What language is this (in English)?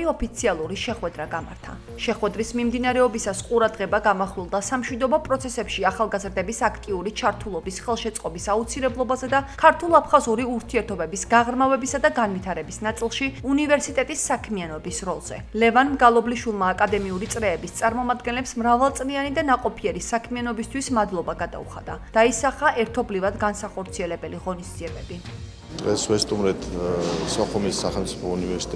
Georgian